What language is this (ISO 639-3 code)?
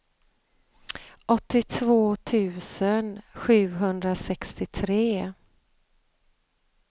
swe